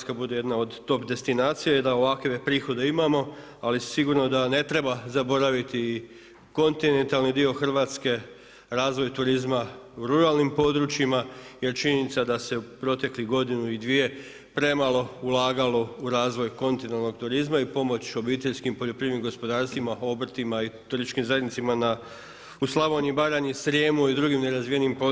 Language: Croatian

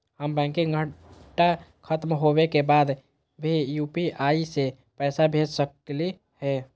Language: Magahi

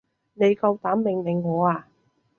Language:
Cantonese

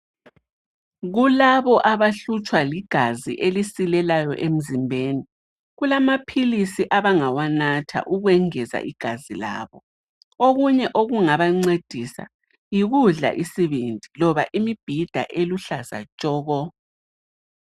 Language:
North Ndebele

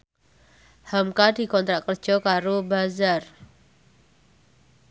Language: Javanese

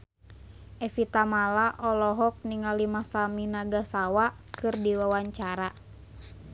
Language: Sundanese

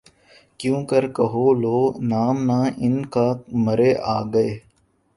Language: Urdu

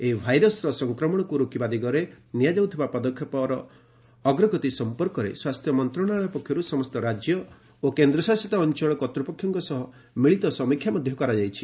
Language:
Odia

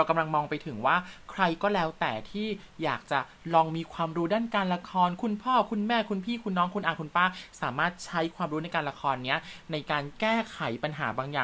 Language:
Thai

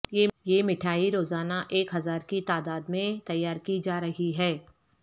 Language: Urdu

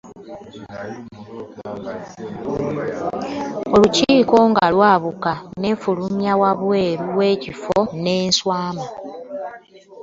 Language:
Ganda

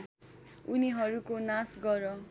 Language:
Nepali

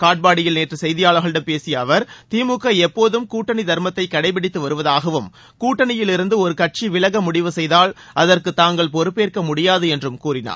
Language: Tamil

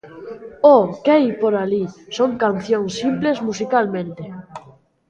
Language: Galician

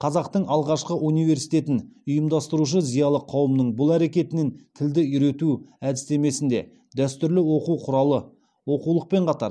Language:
Kazakh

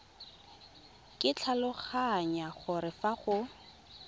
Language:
Tswana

